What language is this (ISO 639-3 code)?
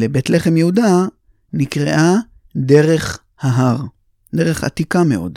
heb